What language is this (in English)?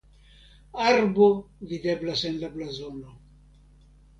Esperanto